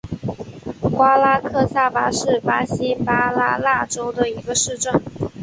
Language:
Chinese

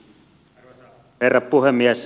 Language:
Finnish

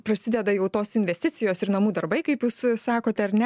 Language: Lithuanian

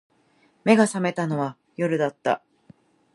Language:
Japanese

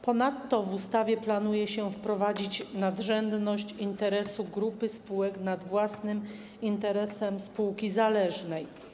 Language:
Polish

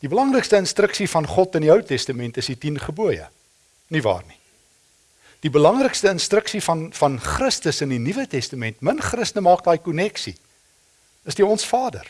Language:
Dutch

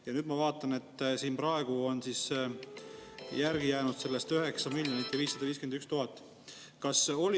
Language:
Estonian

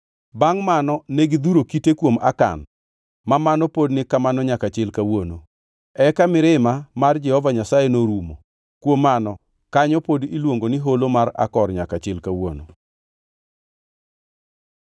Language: Luo (Kenya and Tanzania)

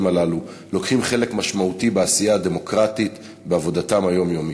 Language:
Hebrew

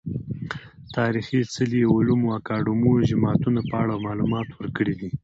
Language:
Pashto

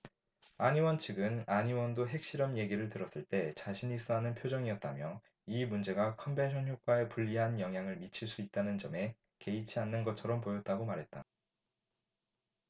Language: Korean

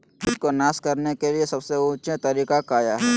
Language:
Magahi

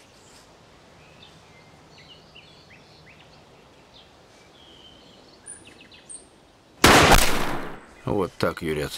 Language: Russian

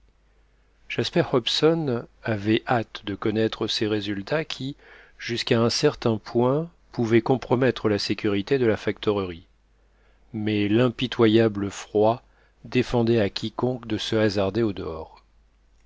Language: French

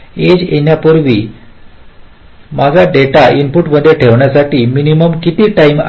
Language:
Marathi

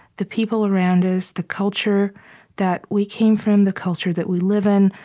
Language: English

